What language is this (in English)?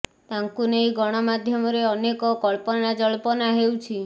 Odia